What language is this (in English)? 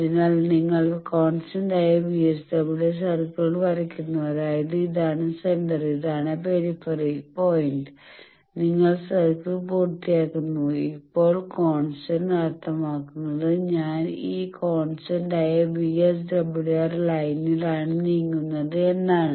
Malayalam